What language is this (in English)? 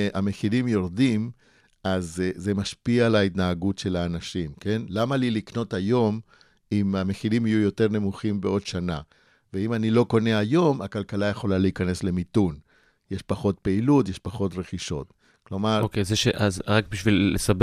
Hebrew